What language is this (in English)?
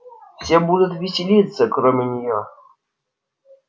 Russian